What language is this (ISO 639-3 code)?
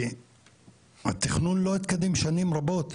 heb